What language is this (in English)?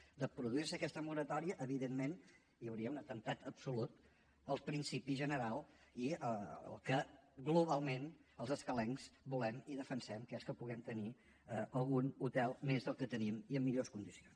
Catalan